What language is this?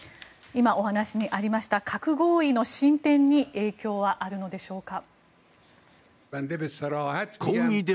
Japanese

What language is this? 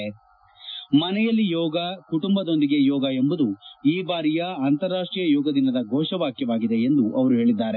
Kannada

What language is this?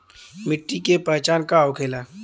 Bhojpuri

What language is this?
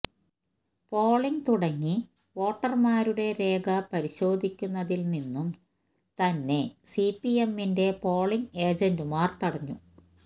Malayalam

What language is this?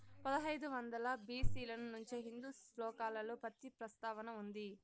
Telugu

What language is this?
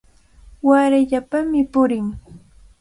Cajatambo North Lima Quechua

